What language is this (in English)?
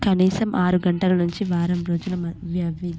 Telugu